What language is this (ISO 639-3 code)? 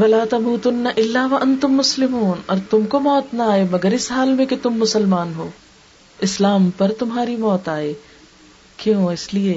urd